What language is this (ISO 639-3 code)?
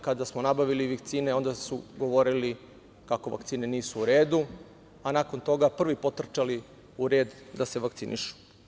srp